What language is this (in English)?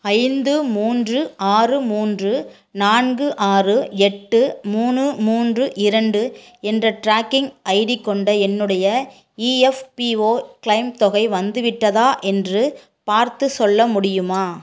Tamil